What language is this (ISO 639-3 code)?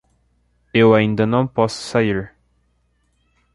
por